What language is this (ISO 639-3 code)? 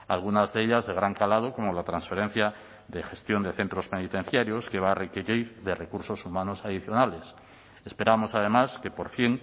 spa